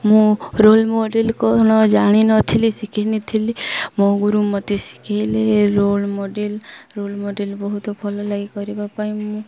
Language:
Odia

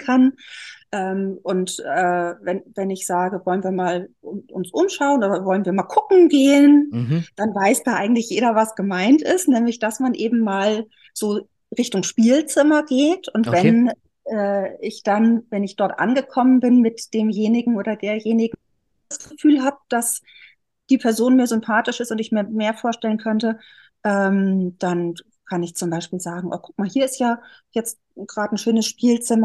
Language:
German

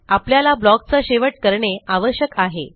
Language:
Marathi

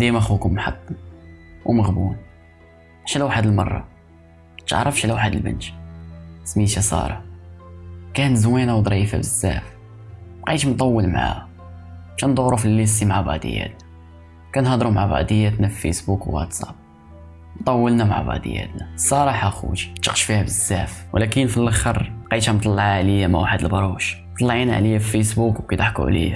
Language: Arabic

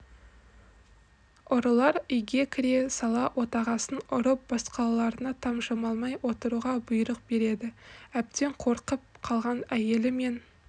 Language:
Kazakh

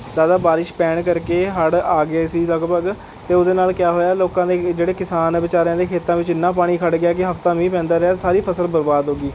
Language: Punjabi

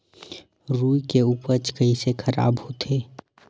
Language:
Chhattisgarhi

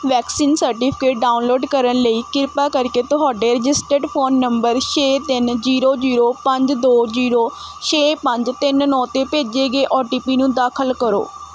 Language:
Punjabi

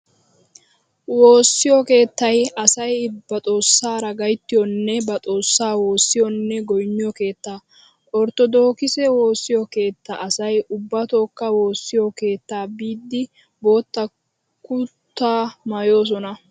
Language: Wolaytta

